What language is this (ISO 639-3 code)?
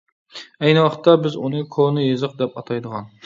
uig